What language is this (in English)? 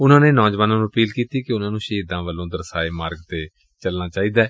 Punjabi